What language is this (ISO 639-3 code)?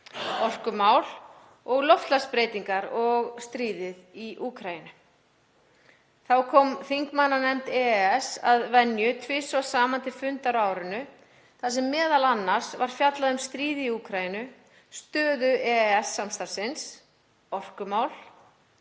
isl